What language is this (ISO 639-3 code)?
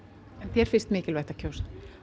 isl